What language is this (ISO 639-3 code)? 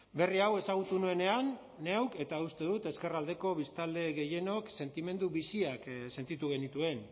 eus